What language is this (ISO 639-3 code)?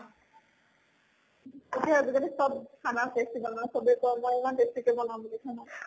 asm